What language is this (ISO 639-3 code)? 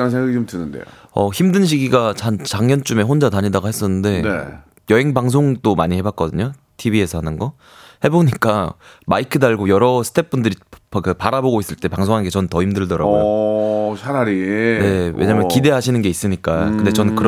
kor